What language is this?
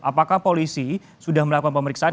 Indonesian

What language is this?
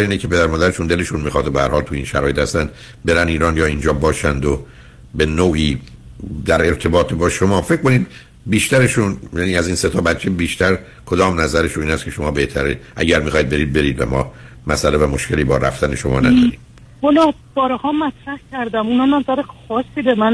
Persian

